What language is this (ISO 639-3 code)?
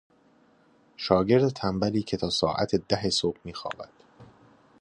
fas